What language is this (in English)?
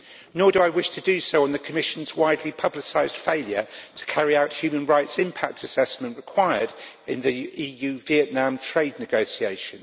English